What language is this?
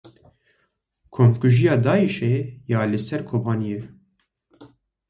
Kurdish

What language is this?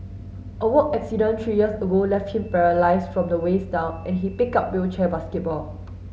English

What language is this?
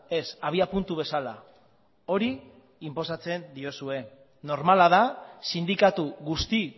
Basque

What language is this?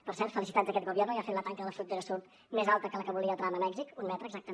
Catalan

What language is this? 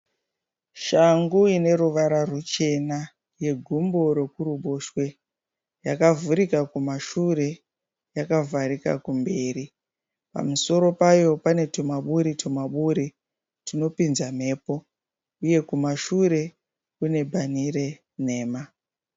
Shona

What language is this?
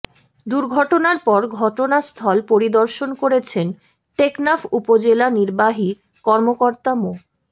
Bangla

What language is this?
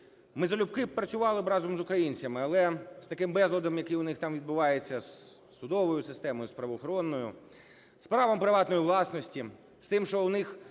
Ukrainian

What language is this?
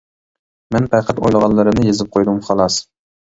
Uyghur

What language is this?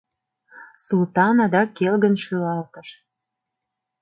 Mari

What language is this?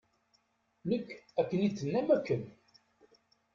Kabyle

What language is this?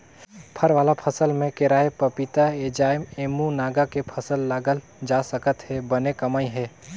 Chhattisgarhi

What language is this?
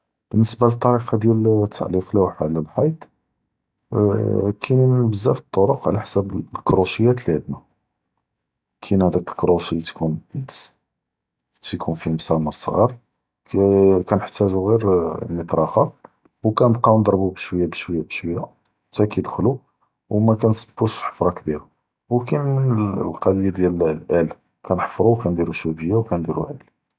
Judeo-Arabic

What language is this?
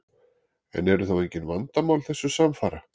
Icelandic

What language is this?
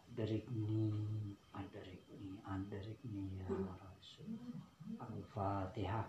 Indonesian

